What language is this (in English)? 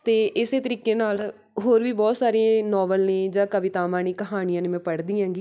Punjabi